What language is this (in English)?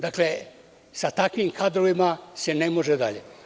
Serbian